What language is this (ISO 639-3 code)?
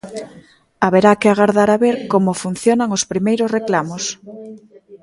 glg